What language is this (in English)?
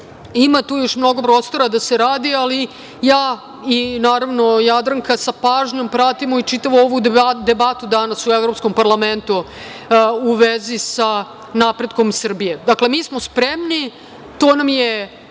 Serbian